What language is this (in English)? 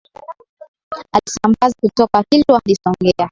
Swahili